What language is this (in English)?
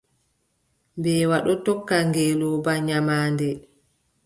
Adamawa Fulfulde